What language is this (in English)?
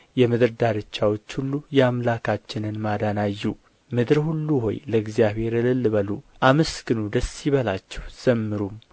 Amharic